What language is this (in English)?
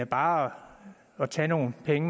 Danish